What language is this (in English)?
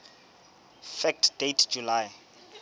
Southern Sotho